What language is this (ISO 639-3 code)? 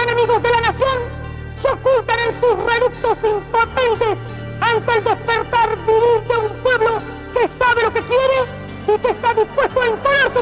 spa